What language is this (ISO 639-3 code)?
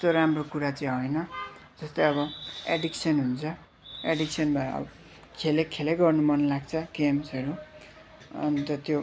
nep